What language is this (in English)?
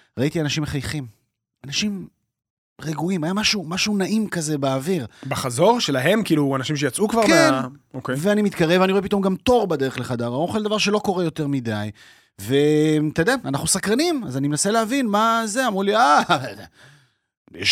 Hebrew